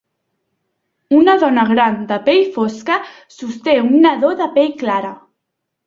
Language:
Catalan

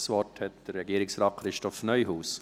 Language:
Swiss German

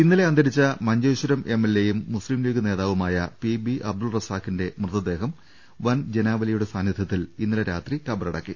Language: Malayalam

